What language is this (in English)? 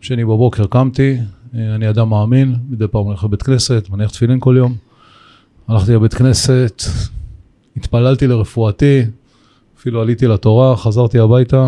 Hebrew